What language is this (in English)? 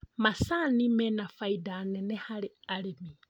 Kikuyu